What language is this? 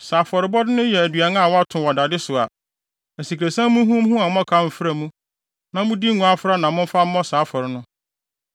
Akan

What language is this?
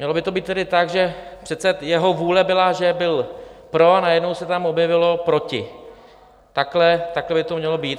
Czech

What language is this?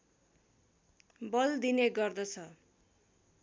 Nepali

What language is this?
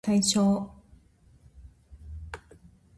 Japanese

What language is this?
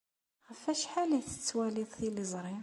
Kabyle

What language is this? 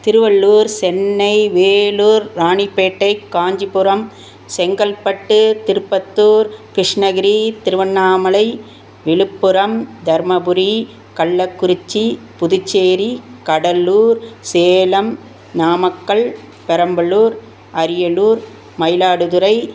Tamil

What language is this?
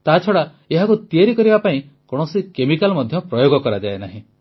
Odia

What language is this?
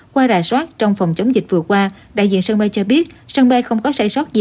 Vietnamese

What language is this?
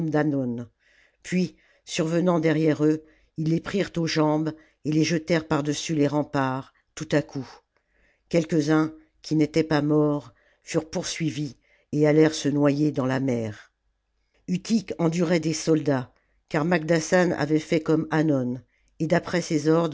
French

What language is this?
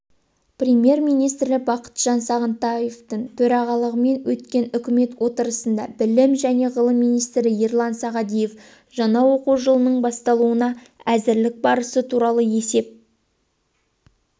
Kazakh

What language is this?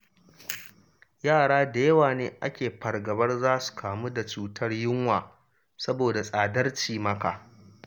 Hausa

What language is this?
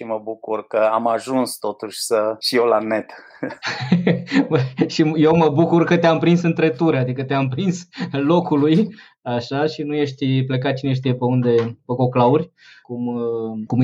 Romanian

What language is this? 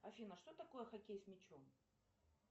Russian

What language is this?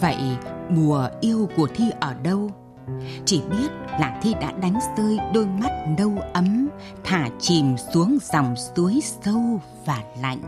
Vietnamese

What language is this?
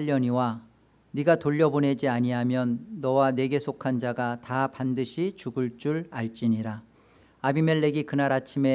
Korean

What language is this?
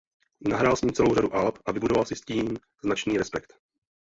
Czech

